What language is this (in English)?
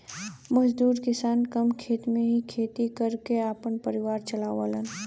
Bhojpuri